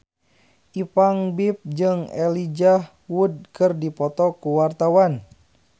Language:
Sundanese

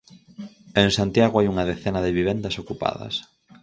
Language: Galician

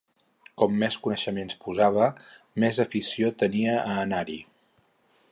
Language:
Catalan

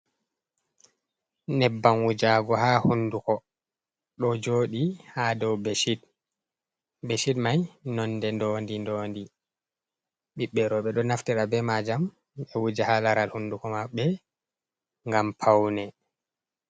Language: Fula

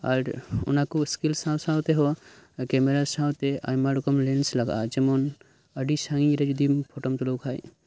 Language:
Santali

